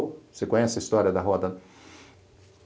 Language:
Portuguese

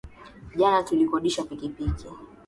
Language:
Swahili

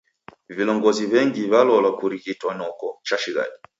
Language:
Taita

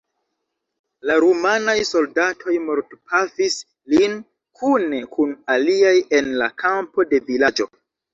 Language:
Esperanto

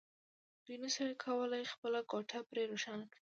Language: Pashto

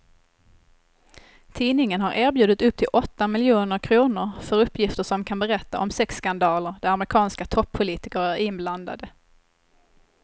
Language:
Swedish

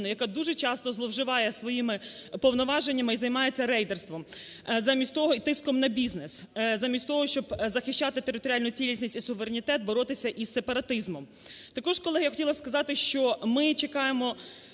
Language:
Ukrainian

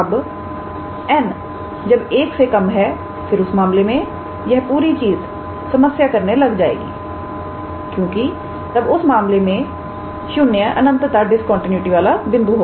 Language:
Hindi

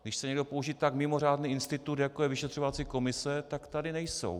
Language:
Czech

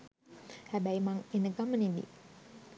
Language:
Sinhala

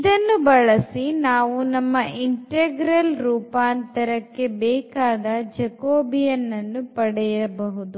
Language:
Kannada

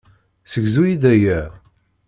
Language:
Kabyle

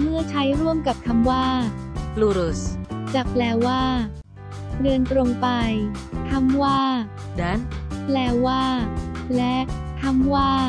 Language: Thai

